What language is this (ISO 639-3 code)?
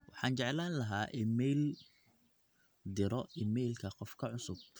som